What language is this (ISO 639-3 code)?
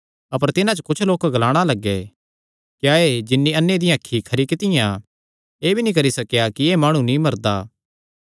xnr